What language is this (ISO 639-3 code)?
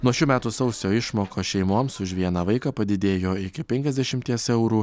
lit